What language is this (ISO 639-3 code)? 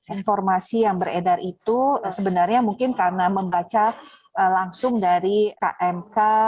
ind